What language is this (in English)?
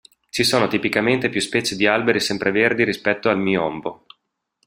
Italian